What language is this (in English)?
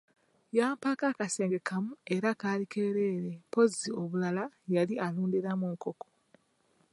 Ganda